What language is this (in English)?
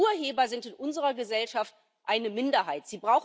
German